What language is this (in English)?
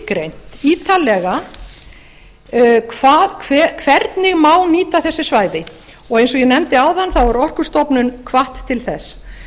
Icelandic